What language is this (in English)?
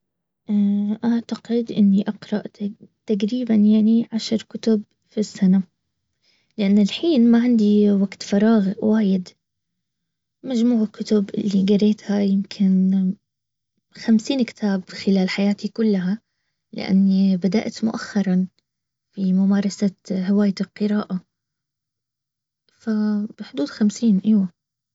Baharna Arabic